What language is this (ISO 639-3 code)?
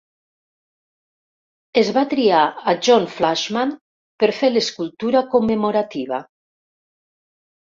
cat